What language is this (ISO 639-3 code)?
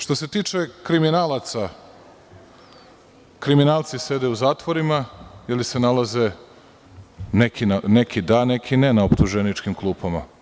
srp